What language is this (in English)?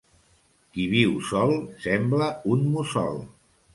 Catalan